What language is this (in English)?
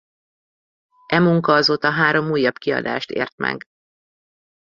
Hungarian